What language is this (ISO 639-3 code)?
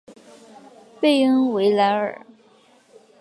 zho